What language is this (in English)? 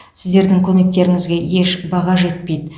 Kazakh